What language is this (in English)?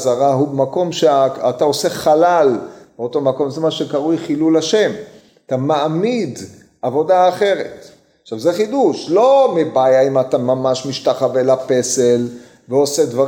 Hebrew